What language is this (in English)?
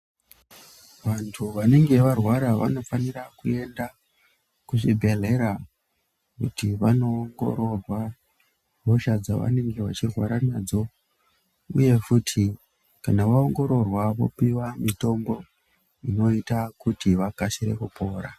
Ndau